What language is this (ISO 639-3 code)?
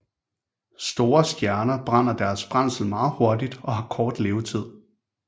dan